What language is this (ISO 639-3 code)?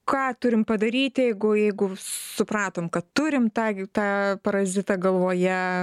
lit